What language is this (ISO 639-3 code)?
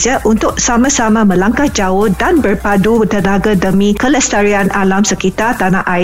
msa